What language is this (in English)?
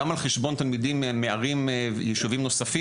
Hebrew